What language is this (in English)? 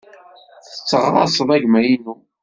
Kabyle